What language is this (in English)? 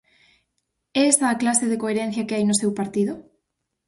Galician